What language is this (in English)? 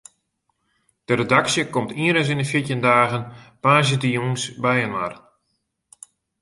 Western Frisian